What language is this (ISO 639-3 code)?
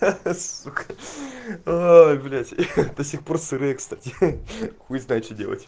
rus